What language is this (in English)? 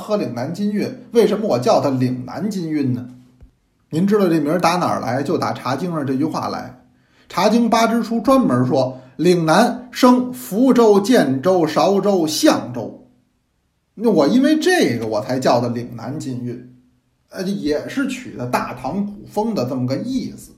Chinese